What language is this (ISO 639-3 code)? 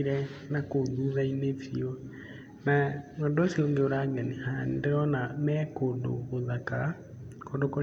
kik